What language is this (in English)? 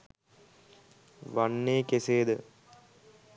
Sinhala